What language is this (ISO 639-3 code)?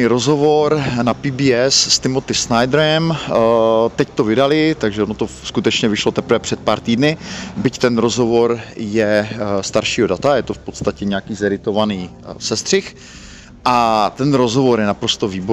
ces